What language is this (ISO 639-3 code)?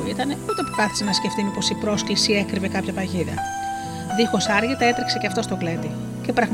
ell